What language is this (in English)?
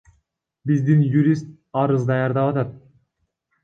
Kyrgyz